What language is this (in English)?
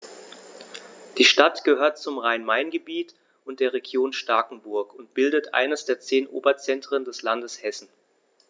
German